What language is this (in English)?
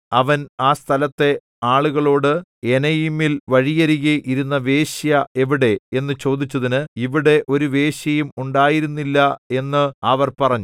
Malayalam